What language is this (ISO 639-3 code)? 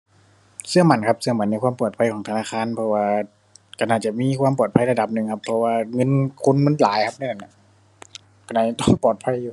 tha